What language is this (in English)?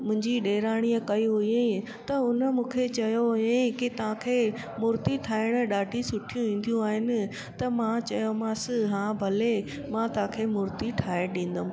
Sindhi